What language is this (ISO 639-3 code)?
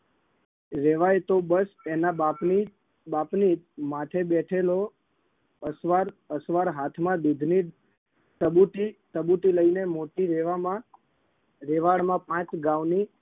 guj